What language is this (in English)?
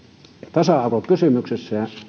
Finnish